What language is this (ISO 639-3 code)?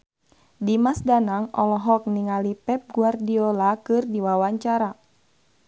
sun